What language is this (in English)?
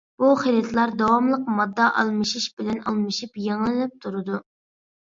Uyghur